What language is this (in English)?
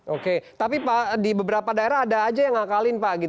Indonesian